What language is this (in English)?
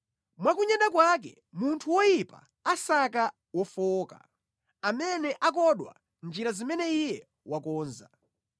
Nyanja